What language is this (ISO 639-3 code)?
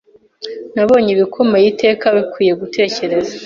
kin